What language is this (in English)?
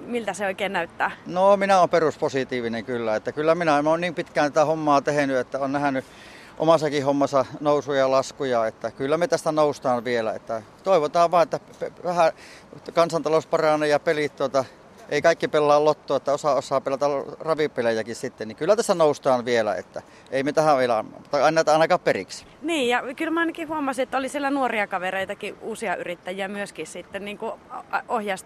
Finnish